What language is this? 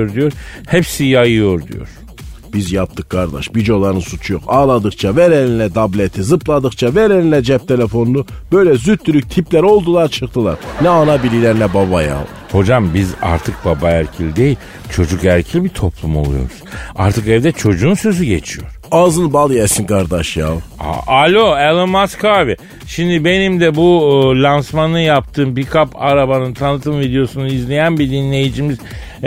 Turkish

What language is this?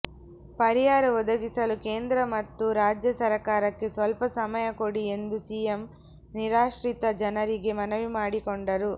Kannada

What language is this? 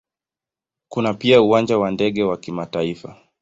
Swahili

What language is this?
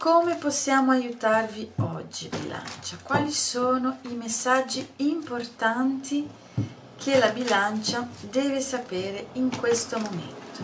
Italian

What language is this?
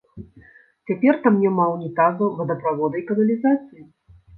Belarusian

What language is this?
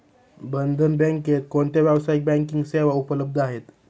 Marathi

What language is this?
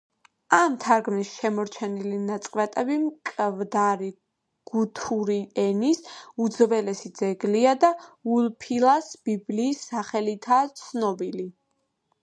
Georgian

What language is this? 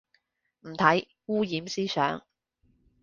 Cantonese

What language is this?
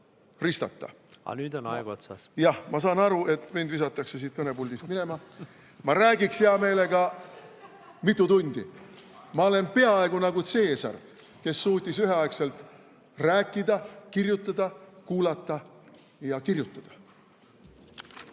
Estonian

